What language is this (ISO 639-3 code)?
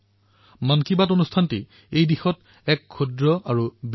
asm